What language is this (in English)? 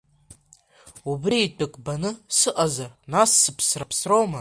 Abkhazian